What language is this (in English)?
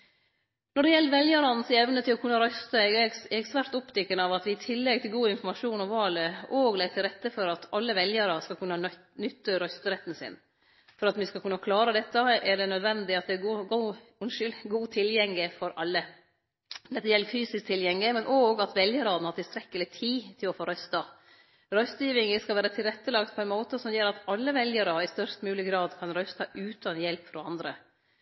Norwegian Nynorsk